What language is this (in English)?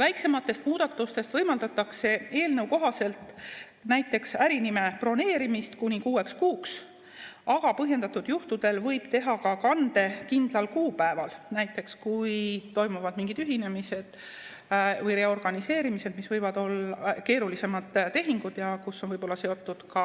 Estonian